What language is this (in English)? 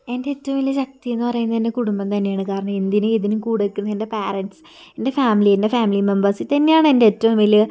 Malayalam